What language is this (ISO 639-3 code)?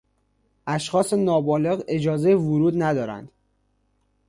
fas